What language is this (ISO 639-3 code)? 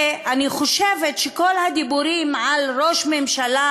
heb